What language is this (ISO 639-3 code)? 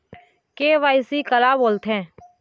hne